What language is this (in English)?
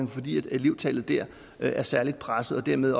Danish